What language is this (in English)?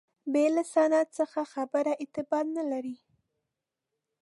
Pashto